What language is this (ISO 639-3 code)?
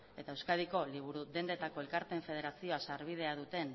eus